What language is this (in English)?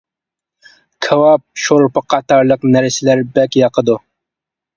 Uyghur